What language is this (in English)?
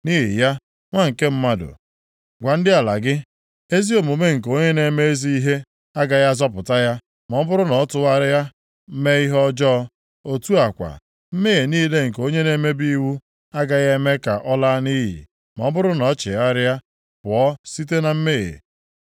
Igbo